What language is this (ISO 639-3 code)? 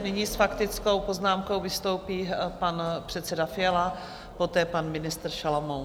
ces